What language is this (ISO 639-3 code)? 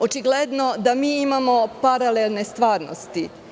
srp